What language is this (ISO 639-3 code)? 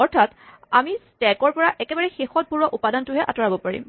asm